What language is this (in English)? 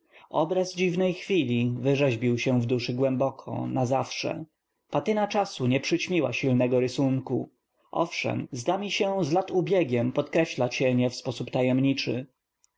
Polish